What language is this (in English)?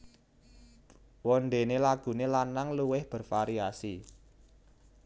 Javanese